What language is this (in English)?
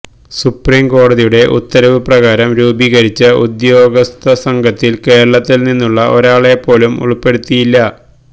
Malayalam